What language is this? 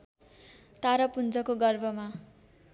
Nepali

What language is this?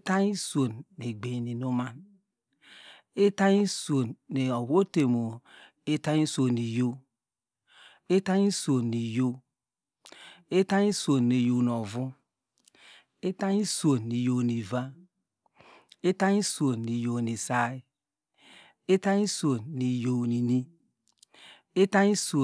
Degema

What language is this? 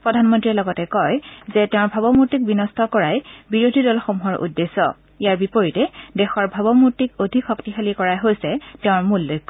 Assamese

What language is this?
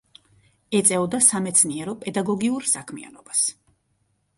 Georgian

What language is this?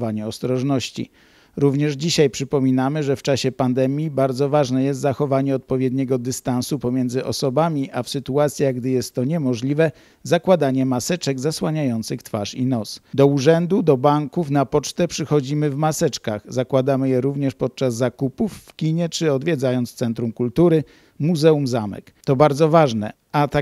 Polish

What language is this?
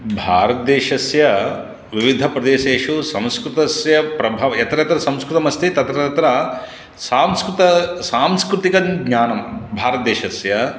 Sanskrit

